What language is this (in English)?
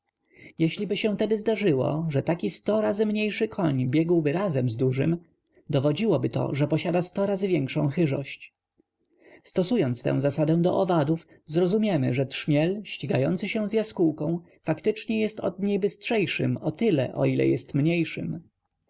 Polish